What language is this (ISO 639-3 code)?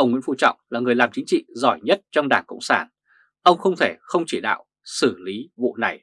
vie